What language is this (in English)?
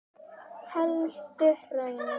Icelandic